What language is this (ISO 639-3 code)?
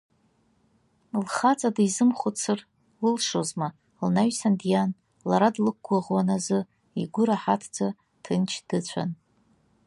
abk